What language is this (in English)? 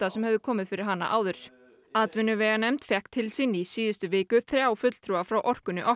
Icelandic